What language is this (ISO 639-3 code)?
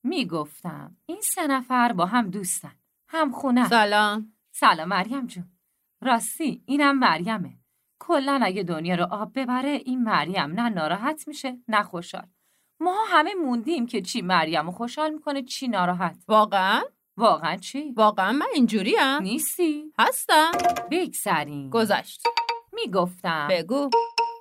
fas